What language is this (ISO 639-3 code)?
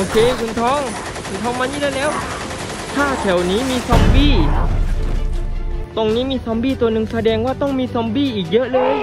tha